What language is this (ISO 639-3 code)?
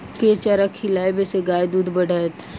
mai